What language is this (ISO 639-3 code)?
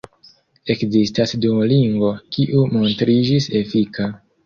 epo